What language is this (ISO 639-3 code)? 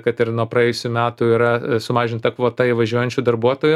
lit